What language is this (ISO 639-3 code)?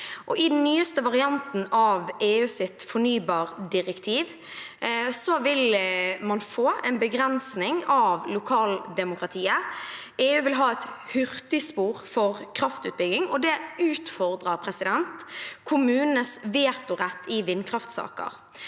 nor